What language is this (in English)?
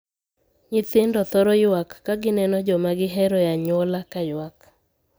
Luo (Kenya and Tanzania)